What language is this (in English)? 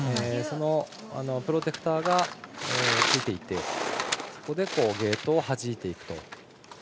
Japanese